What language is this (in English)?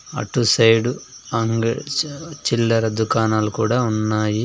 Telugu